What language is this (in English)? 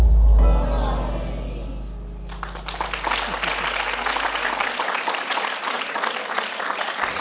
Thai